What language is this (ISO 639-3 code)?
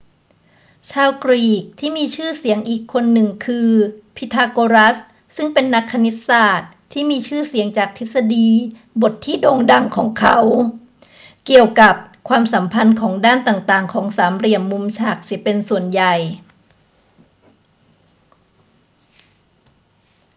tha